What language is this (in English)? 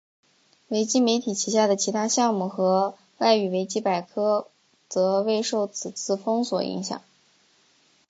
Chinese